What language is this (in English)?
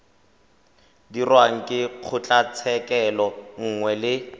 Tswana